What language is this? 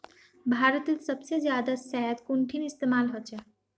Magahi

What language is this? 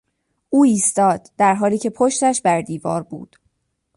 Persian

